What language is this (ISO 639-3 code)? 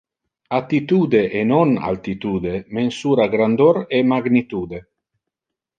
ina